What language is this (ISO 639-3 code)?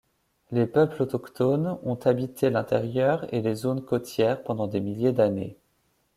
fra